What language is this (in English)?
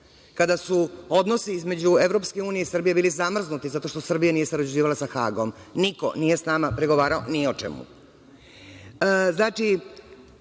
Serbian